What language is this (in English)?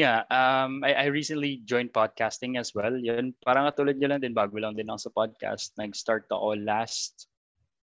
Filipino